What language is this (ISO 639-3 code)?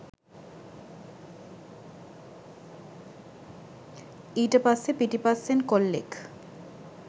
sin